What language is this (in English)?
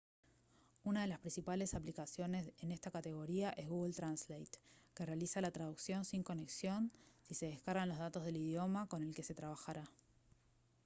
Spanish